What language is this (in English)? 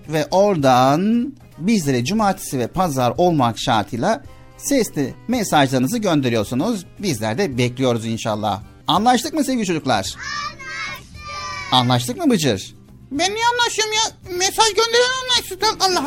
Turkish